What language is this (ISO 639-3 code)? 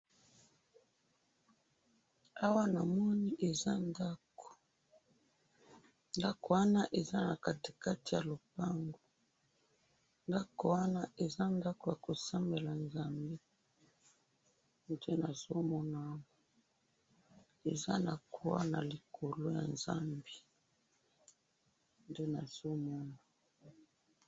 lin